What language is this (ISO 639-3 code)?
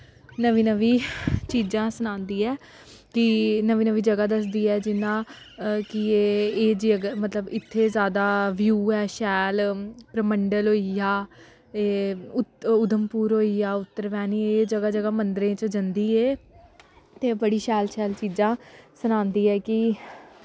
doi